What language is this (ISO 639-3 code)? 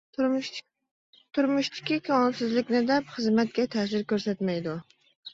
uig